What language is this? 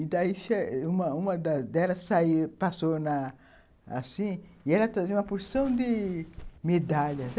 Portuguese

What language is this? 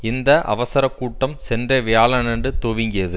Tamil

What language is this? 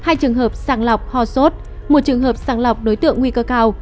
Vietnamese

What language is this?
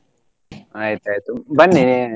Kannada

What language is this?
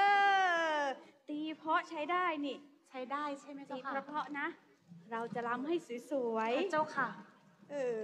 Thai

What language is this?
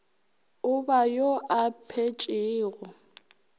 Northern Sotho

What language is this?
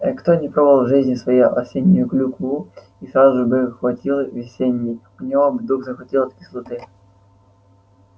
Russian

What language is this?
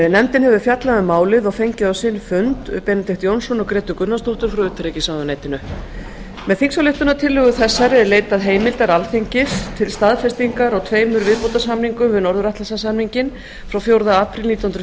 Icelandic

